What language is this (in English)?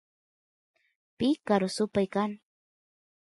Santiago del Estero Quichua